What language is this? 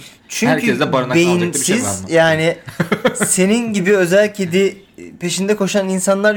Turkish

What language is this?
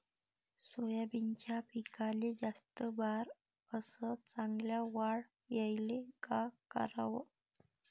Marathi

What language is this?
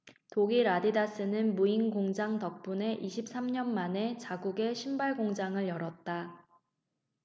Korean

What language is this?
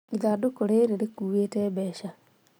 Kikuyu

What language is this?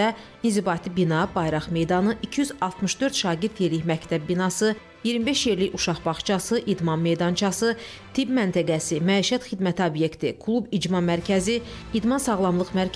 Turkish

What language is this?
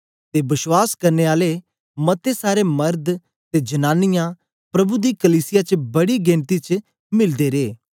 Dogri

